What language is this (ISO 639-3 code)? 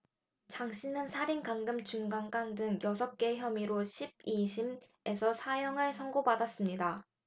kor